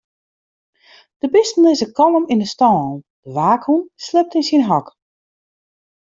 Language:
Western Frisian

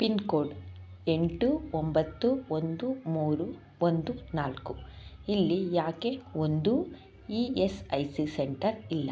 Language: Kannada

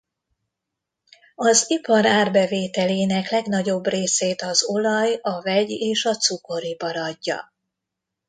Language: Hungarian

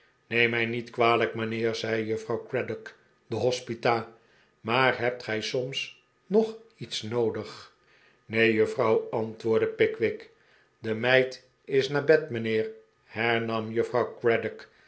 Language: Dutch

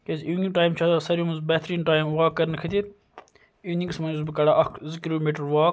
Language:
Kashmiri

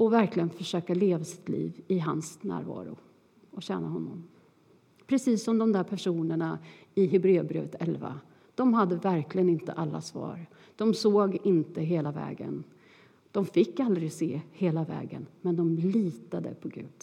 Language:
Swedish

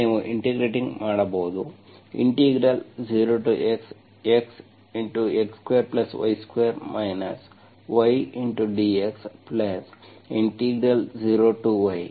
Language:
Kannada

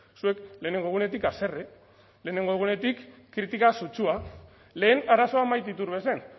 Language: Basque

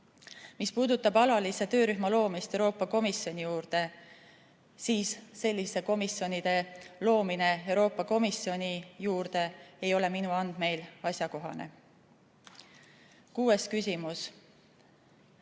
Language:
Estonian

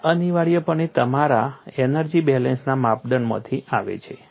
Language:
Gujarati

